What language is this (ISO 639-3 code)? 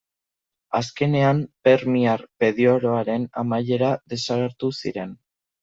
eus